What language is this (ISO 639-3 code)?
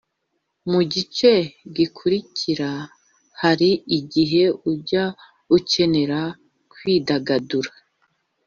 kin